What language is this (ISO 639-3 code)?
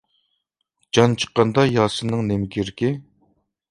uig